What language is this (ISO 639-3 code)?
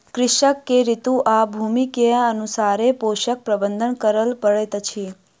mai